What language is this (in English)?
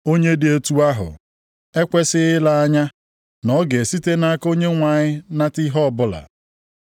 Igbo